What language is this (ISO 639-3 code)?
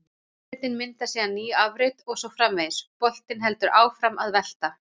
isl